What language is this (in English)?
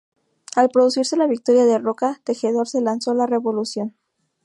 Spanish